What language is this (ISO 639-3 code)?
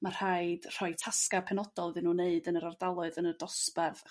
cym